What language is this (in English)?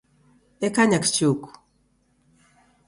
Taita